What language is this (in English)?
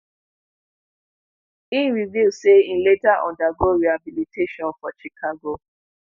Nigerian Pidgin